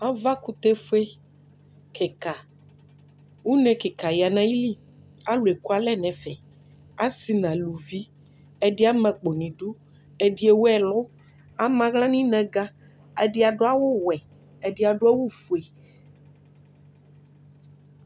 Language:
Ikposo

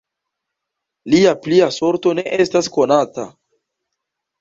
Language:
Esperanto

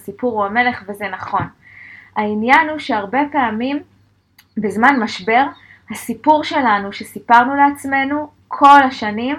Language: Hebrew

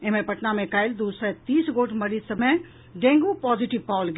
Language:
Maithili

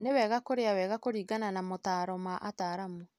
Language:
Kikuyu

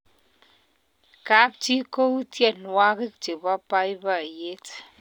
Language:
Kalenjin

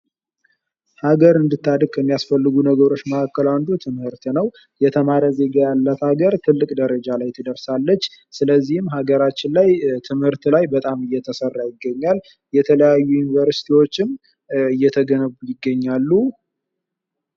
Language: Amharic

